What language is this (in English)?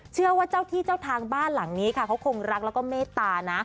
Thai